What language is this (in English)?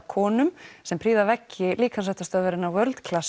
Icelandic